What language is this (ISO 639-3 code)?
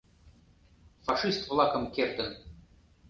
chm